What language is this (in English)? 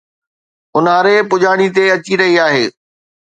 Sindhi